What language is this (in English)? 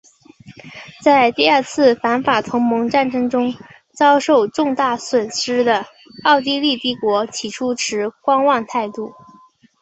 Chinese